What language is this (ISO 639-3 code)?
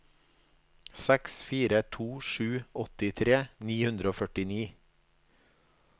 nor